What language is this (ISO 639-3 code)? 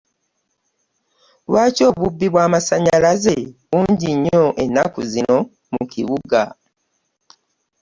lug